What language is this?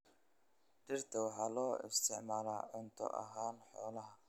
Somali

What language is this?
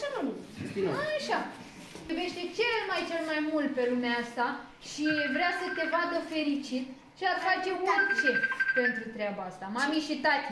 Romanian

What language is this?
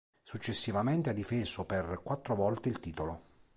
Italian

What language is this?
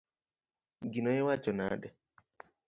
Luo (Kenya and Tanzania)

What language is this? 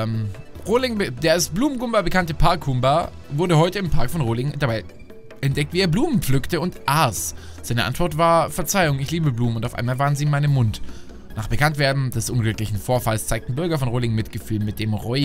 German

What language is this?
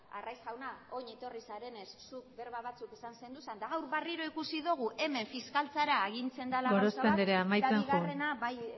Basque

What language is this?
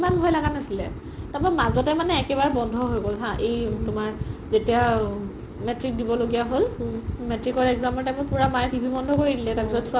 Assamese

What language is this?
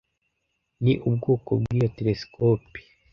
Kinyarwanda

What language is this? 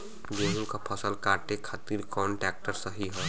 Bhojpuri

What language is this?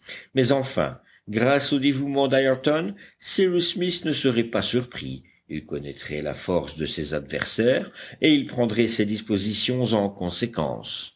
French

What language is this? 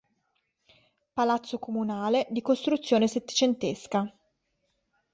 Italian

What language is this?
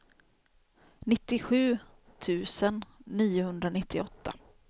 Swedish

